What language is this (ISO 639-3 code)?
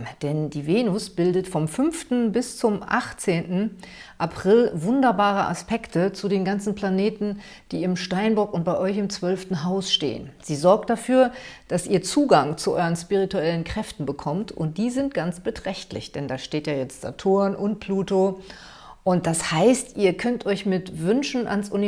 deu